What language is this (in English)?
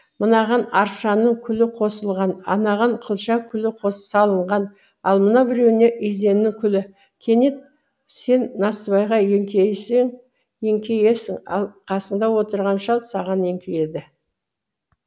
Kazakh